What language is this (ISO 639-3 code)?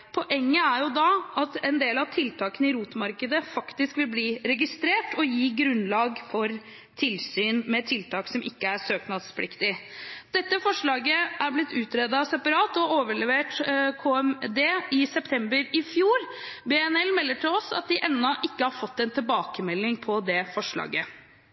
nob